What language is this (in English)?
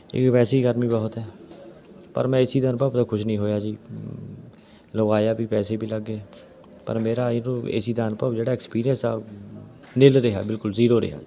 Punjabi